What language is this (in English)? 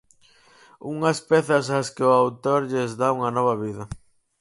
Galician